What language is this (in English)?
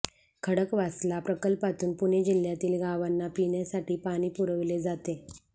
Marathi